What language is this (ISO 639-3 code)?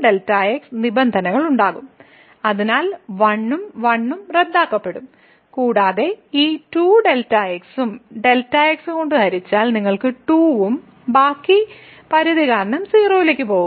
mal